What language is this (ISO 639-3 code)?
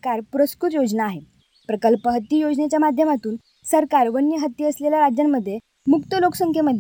mar